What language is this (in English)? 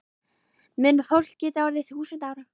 Icelandic